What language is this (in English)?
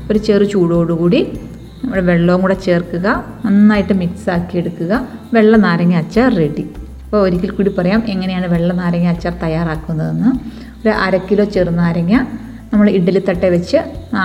Malayalam